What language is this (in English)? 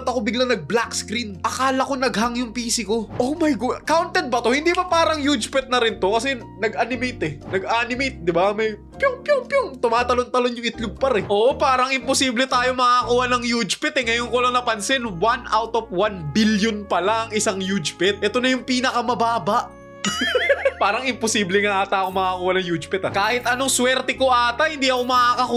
Filipino